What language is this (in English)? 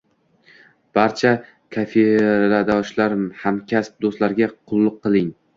Uzbek